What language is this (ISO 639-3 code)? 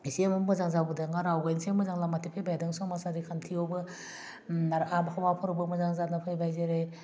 brx